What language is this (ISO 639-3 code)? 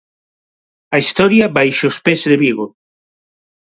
glg